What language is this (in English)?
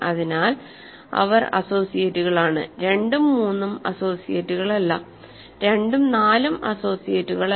Malayalam